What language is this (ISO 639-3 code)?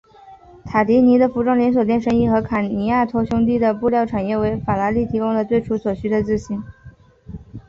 zho